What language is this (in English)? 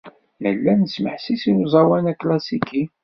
Kabyle